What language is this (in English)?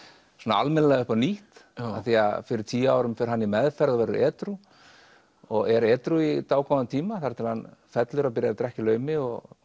Icelandic